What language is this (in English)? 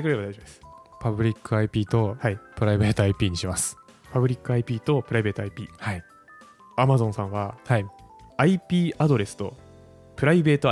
Japanese